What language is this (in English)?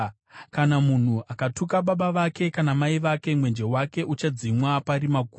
Shona